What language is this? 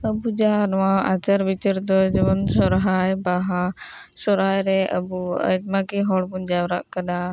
Santali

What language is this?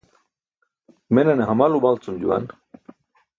Burushaski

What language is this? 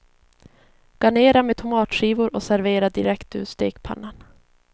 Swedish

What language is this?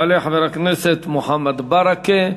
Hebrew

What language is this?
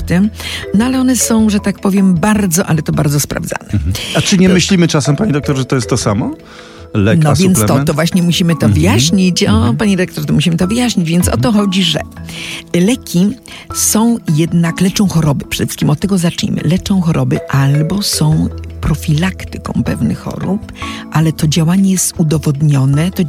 Polish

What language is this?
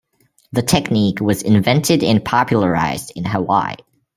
English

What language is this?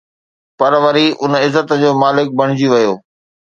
Sindhi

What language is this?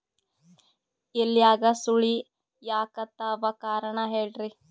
Kannada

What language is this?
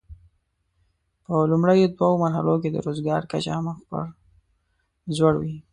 Pashto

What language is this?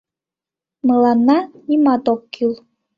Mari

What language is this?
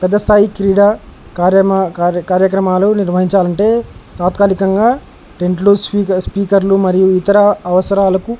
Telugu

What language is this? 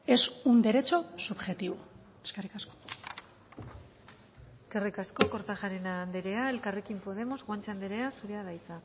Basque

